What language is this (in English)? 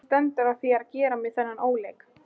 Icelandic